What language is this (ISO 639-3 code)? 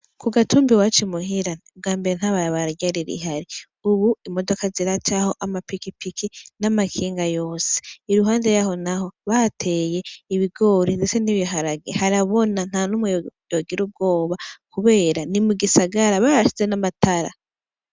run